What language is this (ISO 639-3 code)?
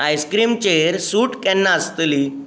kok